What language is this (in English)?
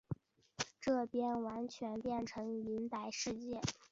Chinese